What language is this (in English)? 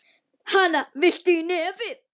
Icelandic